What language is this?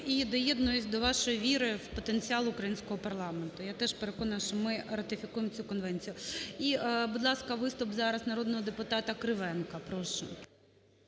Ukrainian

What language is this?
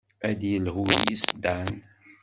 Kabyle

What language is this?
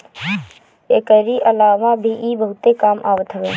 Bhojpuri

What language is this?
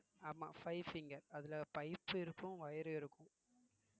Tamil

